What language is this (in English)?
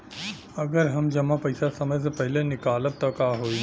Bhojpuri